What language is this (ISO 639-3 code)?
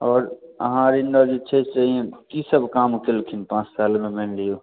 mai